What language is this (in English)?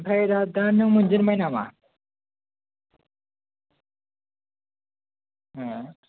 Bodo